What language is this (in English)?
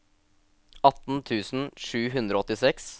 Norwegian